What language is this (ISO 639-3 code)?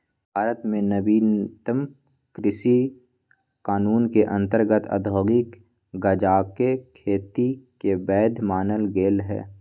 mag